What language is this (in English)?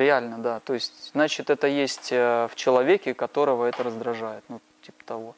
Russian